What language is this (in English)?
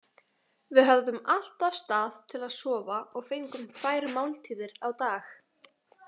Icelandic